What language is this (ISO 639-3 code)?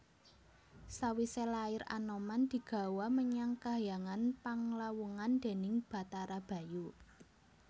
jav